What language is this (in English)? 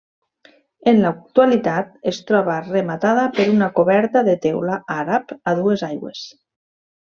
Catalan